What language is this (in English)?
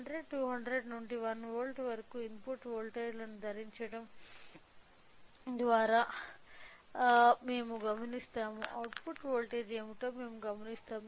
Telugu